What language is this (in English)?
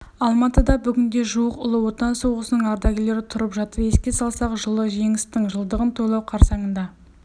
Kazakh